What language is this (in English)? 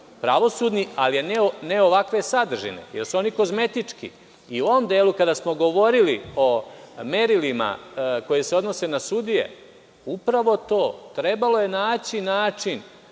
Serbian